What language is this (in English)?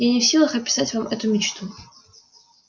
Russian